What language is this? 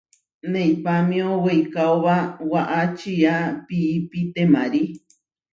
Huarijio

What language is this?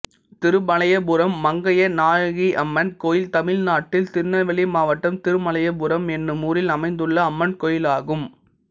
Tamil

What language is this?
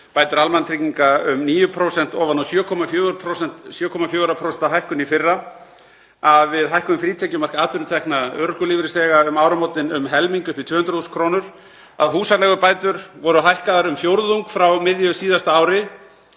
Icelandic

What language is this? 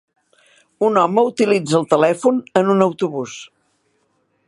Catalan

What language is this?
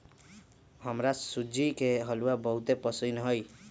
Magahi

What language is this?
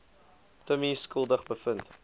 Afrikaans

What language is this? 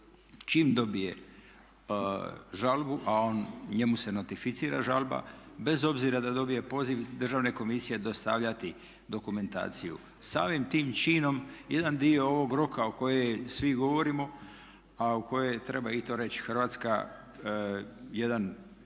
Croatian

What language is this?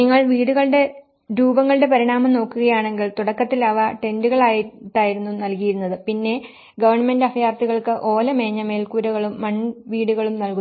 Malayalam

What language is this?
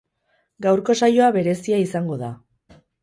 Basque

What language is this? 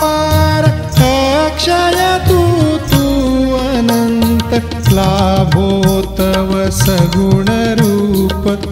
Romanian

